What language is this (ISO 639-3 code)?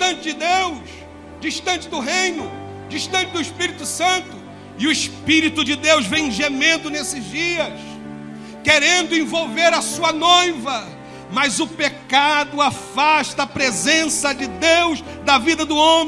por